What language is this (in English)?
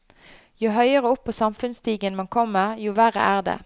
Norwegian